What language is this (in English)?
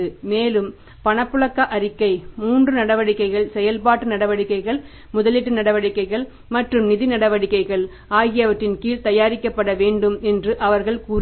Tamil